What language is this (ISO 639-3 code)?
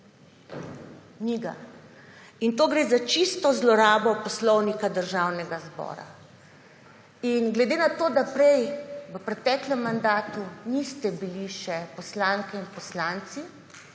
slv